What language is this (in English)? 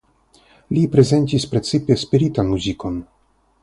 Esperanto